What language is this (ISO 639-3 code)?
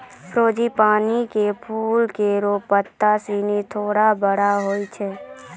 mai